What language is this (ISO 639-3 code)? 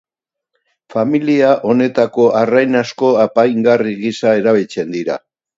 eus